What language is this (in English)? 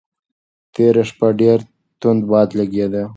Pashto